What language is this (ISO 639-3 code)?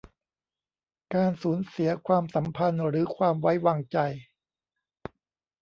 tha